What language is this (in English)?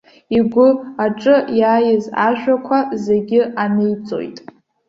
Abkhazian